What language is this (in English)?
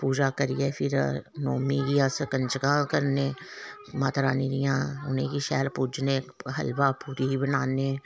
Dogri